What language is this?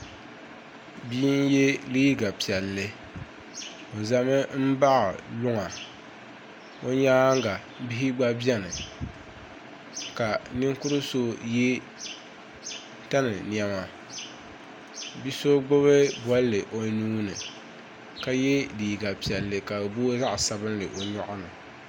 Dagbani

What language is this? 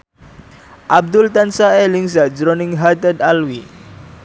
Javanese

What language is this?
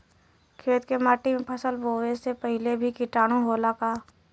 Bhojpuri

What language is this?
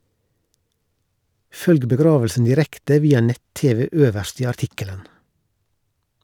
Norwegian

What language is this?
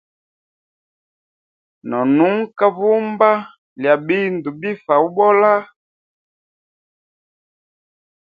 Hemba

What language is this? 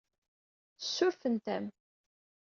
Kabyle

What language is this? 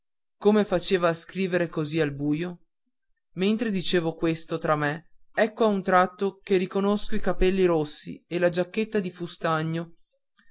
Italian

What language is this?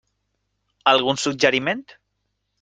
Catalan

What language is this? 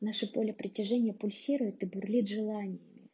Russian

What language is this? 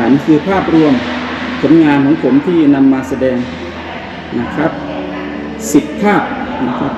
Thai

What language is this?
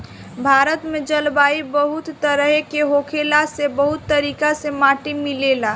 Bhojpuri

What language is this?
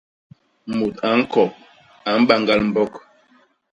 Basaa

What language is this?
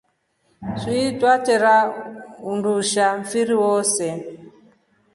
Rombo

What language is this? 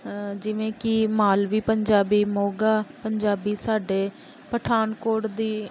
Punjabi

